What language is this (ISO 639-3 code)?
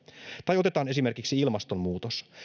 fin